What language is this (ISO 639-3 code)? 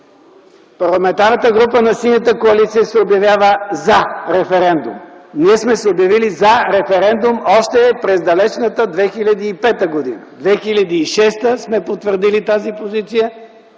bul